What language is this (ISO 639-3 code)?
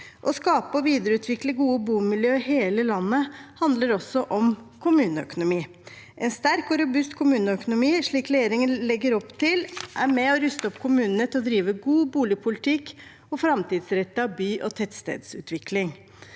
nor